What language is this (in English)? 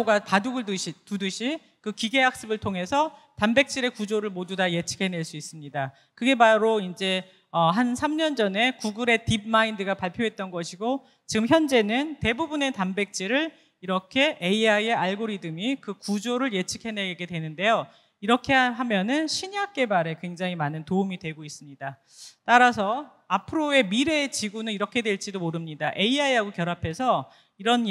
Korean